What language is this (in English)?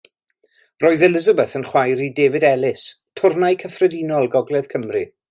Welsh